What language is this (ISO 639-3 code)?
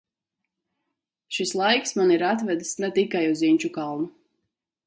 lav